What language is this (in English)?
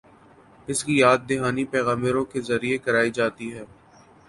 Urdu